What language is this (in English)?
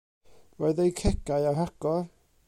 Welsh